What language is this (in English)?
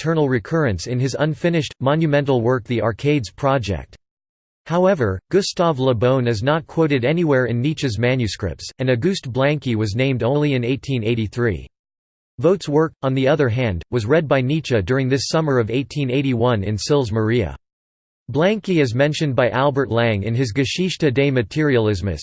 English